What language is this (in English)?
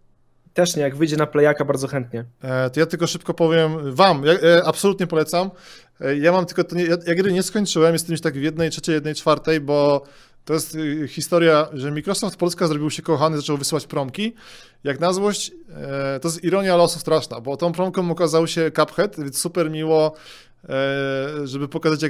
Polish